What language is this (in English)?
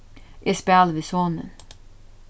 Faroese